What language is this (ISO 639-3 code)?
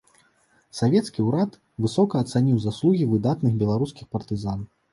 bel